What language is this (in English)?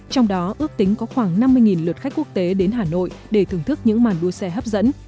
Vietnamese